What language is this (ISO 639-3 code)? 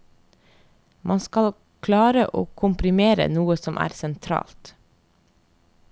nor